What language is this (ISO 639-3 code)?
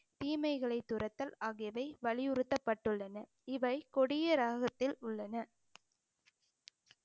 tam